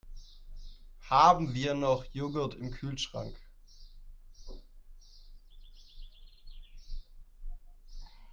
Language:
German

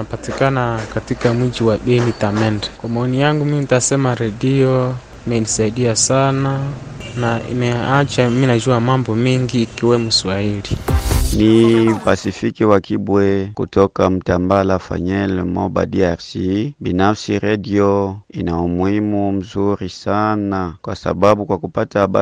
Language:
Swahili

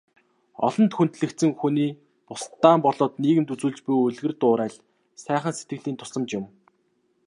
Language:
Mongolian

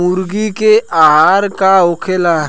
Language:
Bhojpuri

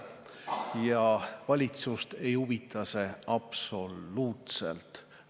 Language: Estonian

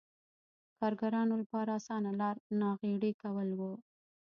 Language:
Pashto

